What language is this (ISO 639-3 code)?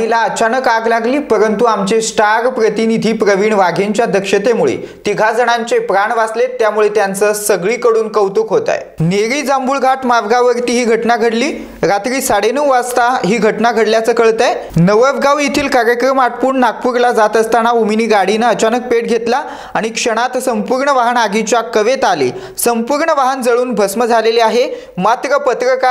mar